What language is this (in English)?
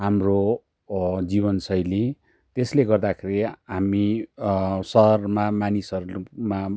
Nepali